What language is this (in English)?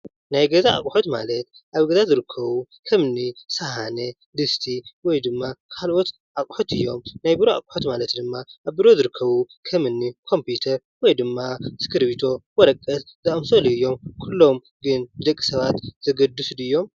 Tigrinya